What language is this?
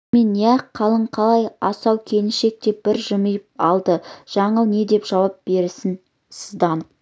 Kazakh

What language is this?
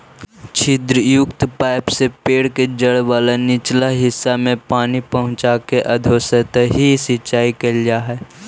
Magahi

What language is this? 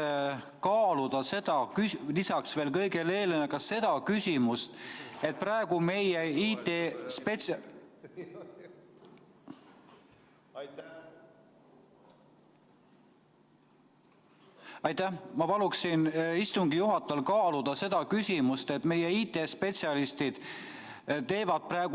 Estonian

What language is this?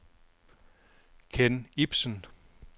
Danish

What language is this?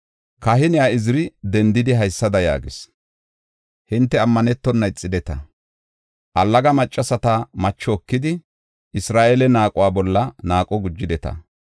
Gofa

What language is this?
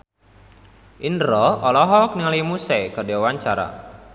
Sundanese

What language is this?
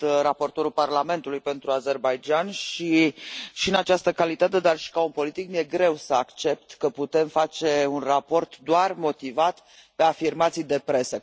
Romanian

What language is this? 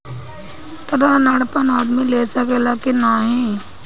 Bhojpuri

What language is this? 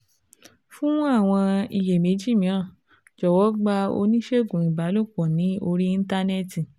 Yoruba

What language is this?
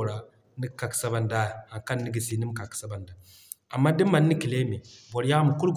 Zarma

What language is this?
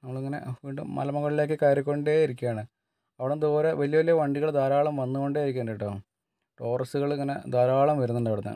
Malayalam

